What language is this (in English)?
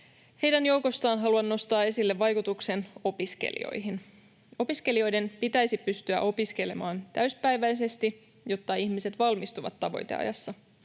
Finnish